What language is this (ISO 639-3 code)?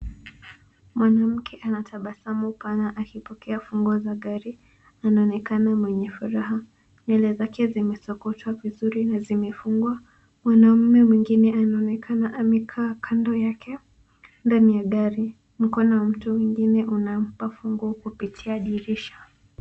swa